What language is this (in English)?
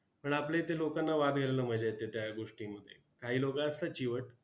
Marathi